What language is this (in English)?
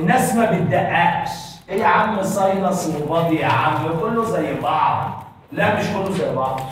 Arabic